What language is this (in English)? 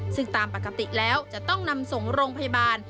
Thai